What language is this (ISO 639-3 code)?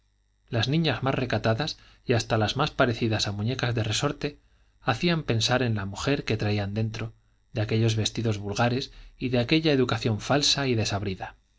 spa